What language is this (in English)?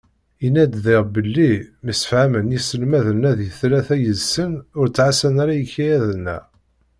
Kabyle